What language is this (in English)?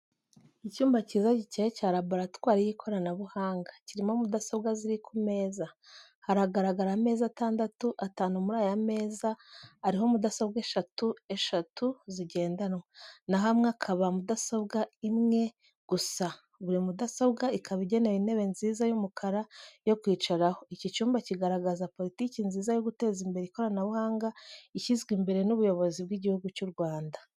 Kinyarwanda